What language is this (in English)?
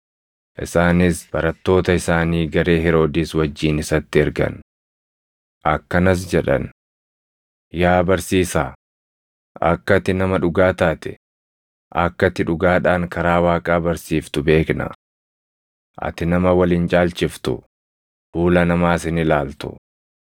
Oromo